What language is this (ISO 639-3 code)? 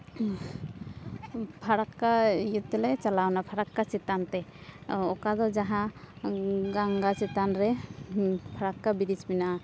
sat